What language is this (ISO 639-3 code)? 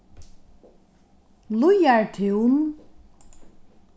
fao